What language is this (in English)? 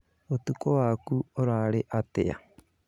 Kikuyu